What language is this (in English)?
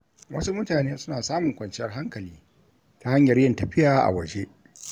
Hausa